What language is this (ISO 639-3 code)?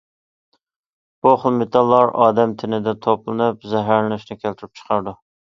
uig